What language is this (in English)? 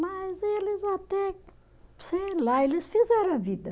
Portuguese